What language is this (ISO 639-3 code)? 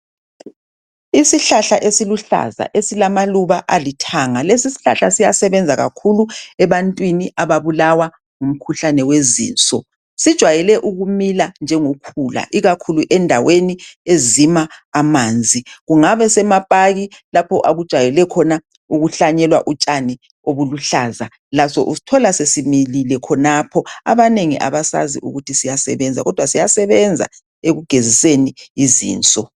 nde